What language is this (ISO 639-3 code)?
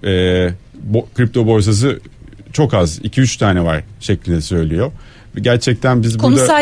tur